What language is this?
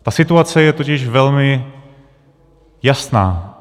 Czech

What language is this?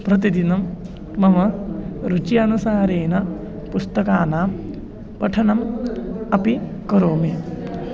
Sanskrit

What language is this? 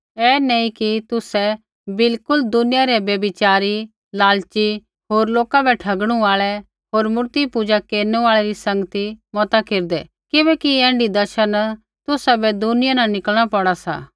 Kullu Pahari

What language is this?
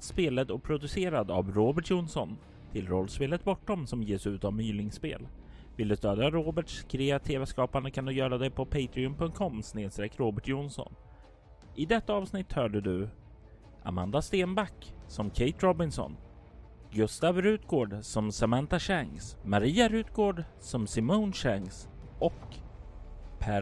Swedish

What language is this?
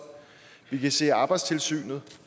Danish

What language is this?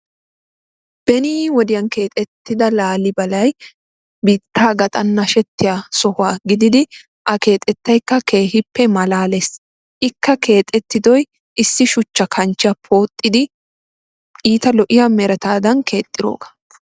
Wolaytta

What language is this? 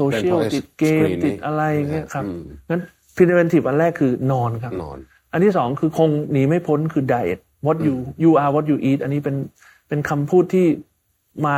Thai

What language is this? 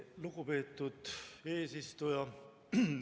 Estonian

